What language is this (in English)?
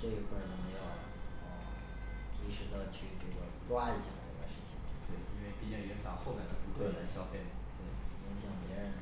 Chinese